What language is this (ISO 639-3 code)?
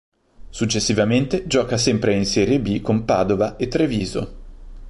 ita